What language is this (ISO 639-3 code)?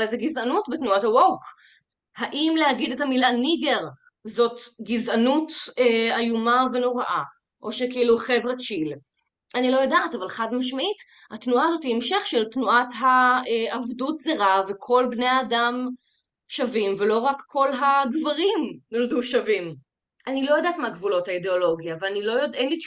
heb